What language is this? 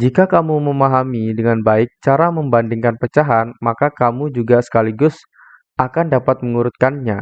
Indonesian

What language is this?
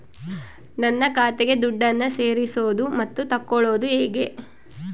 Kannada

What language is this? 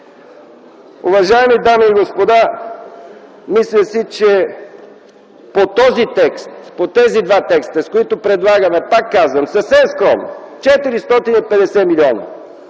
Bulgarian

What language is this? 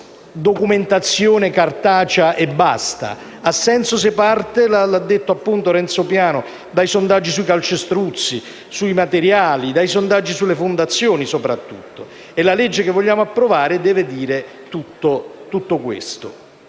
Italian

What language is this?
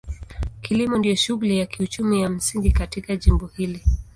Swahili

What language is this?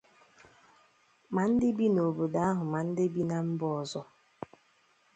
Igbo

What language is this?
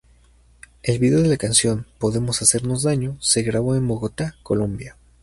Spanish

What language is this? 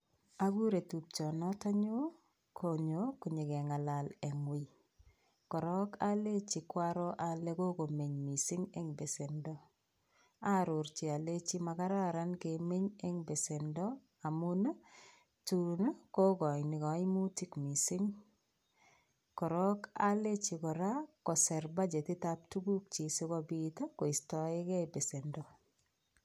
Kalenjin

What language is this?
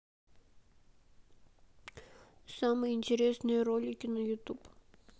Russian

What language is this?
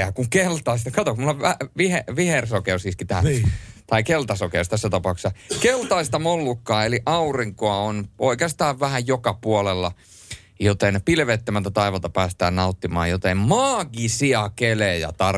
Finnish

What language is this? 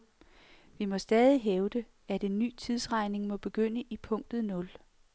Danish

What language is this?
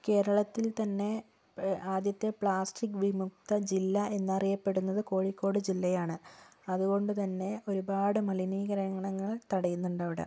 Malayalam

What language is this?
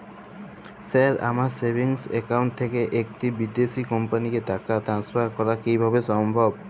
Bangla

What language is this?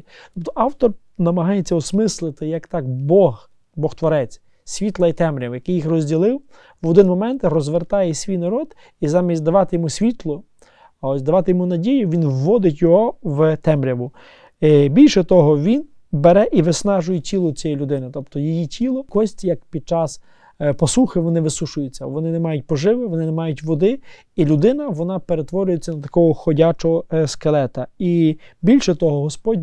Ukrainian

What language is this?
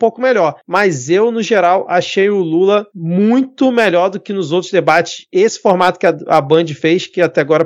Portuguese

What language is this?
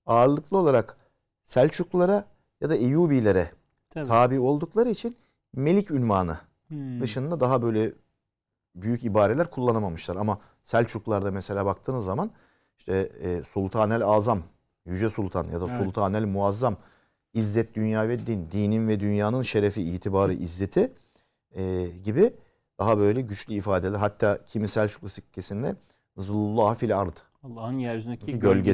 Turkish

